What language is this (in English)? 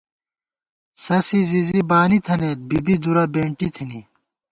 Gawar-Bati